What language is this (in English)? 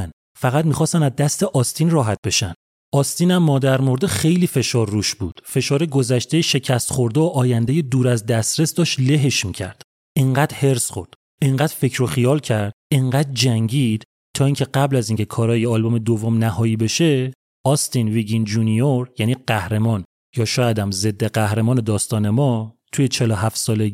Persian